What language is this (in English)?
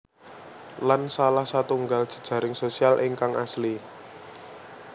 Javanese